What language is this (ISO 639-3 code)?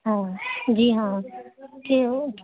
urd